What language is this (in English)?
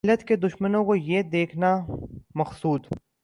Urdu